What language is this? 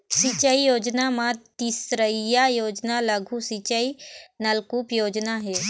Chhattisgarhi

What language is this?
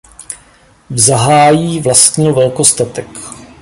Czech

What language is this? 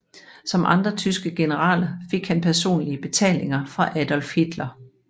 Danish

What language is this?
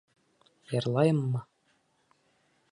Bashkir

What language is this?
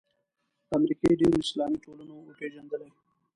Pashto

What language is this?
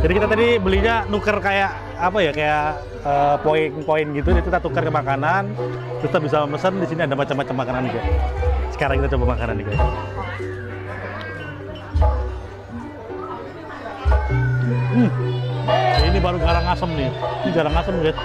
Indonesian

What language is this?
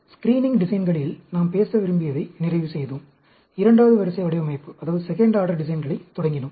Tamil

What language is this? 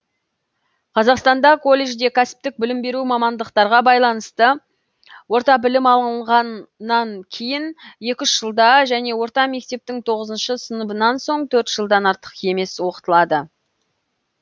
Kazakh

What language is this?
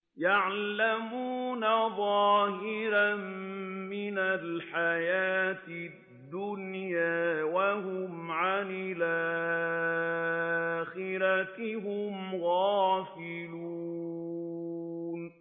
Arabic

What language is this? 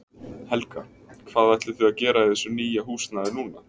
Icelandic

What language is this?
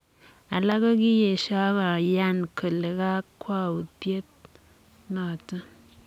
Kalenjin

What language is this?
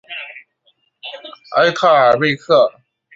Chinese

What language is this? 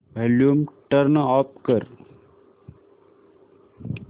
Marathi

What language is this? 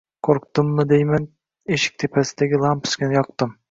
Uzbek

